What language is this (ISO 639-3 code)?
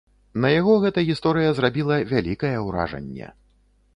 bel